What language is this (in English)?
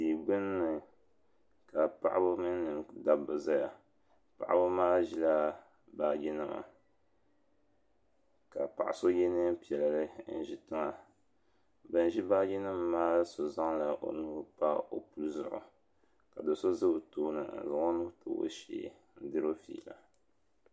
Dagbani